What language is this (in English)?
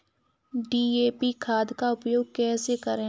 Hindi